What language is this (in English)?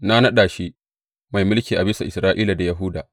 Hausa